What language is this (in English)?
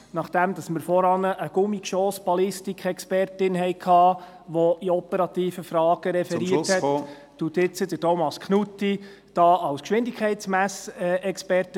Swiss German